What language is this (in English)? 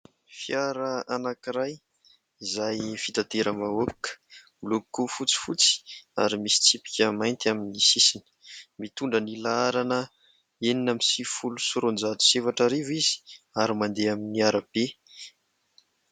Malagasy